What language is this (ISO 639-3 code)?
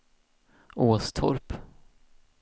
swe